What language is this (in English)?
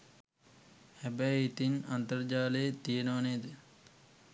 Sinhala